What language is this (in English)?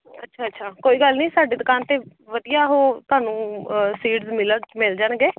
Punjabi